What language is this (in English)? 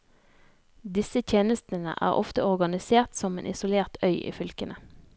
Norwegian